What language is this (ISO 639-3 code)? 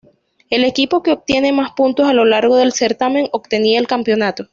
spa